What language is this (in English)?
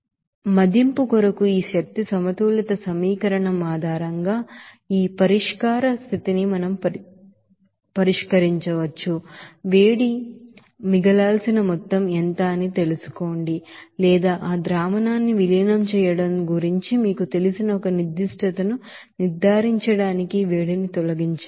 Telugu